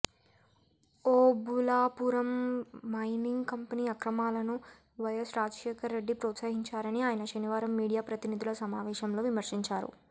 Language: Telugu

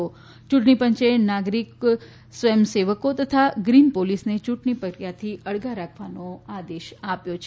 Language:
Gujarati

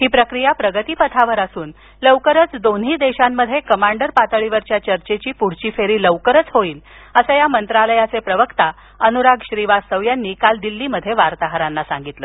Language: Marathi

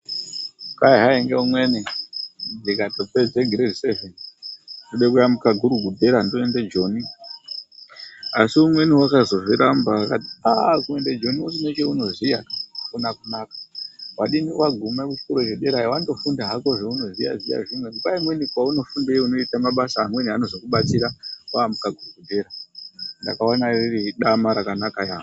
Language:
Ndau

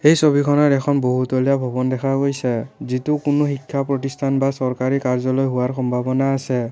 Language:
Assamese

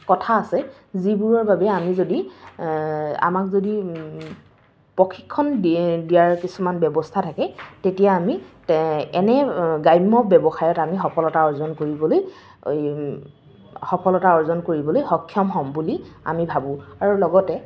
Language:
Assamese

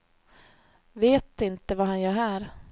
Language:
Swedish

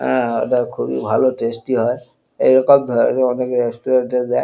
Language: Bangla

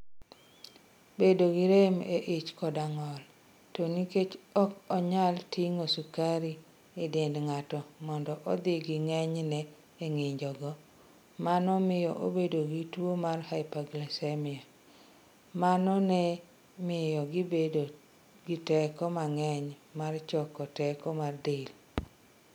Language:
Luo (Kenya and Tanzania)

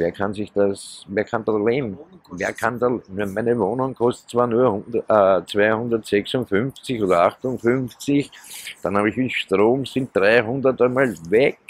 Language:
German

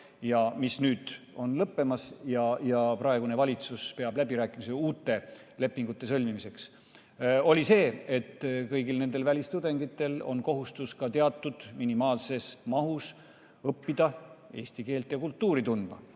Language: Estonian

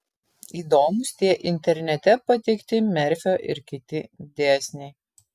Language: Lithuanian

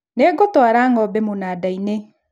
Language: Kikuyu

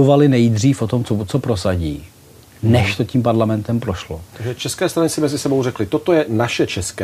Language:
Czech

